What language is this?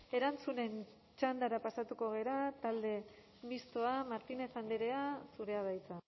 Basque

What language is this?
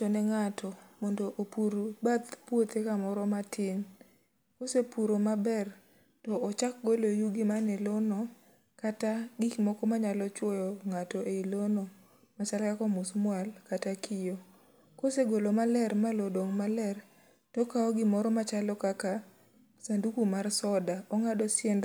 Luo (Kenya and Tanzania)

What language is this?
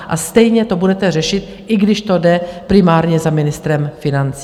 Czech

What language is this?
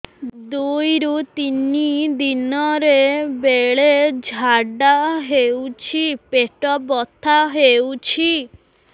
Odia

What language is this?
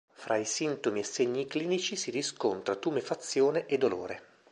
Italian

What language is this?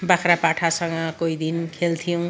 Nepali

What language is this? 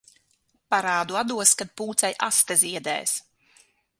Latvian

